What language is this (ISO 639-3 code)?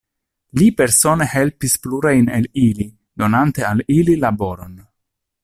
epo